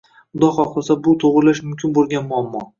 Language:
Uzbek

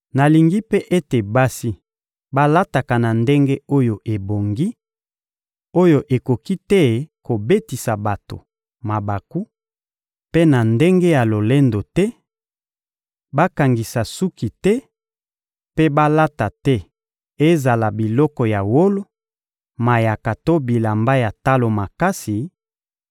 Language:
Lingala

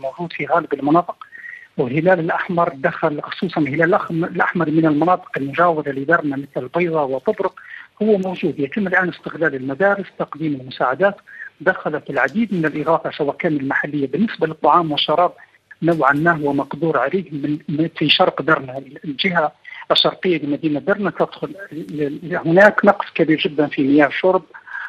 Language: Arabic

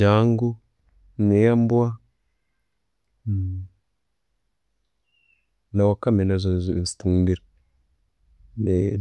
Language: Tooro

